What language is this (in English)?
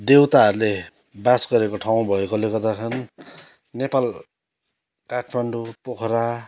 Nepali